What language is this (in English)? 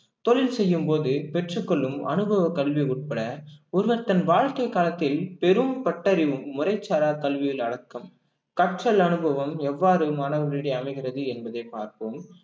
Tamil